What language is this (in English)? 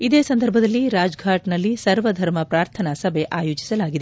Kannada